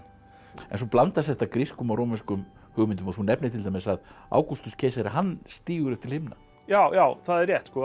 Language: Icelandic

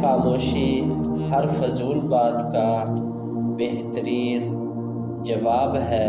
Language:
Hindi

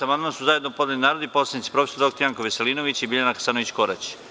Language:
Serbian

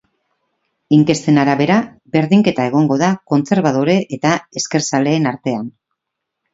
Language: Basque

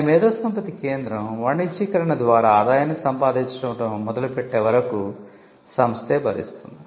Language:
Telugu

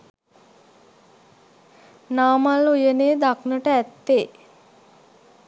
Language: Sinhala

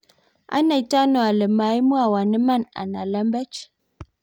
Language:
Kalenjin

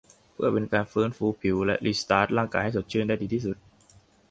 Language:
Thai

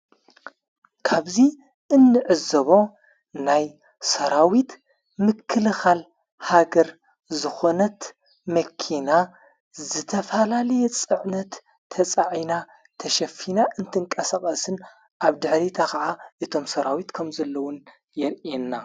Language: Tigrinya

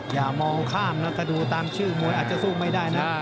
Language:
Thai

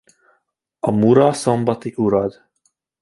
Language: Hungarian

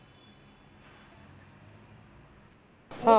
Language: Marathi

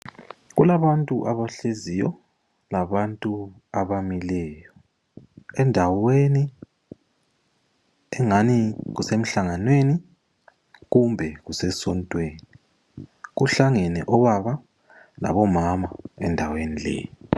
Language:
North Ndebele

